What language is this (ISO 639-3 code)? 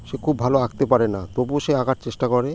ben